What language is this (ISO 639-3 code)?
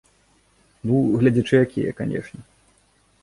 bel